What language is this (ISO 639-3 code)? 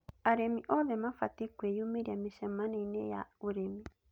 kik